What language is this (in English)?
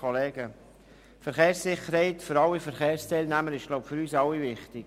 Swiss German